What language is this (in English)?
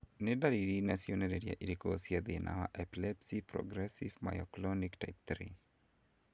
Kikuyu